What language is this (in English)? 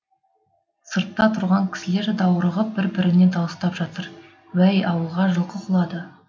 Kazakh